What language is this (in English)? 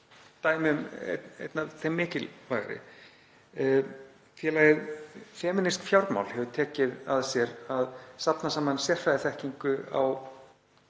Icelandic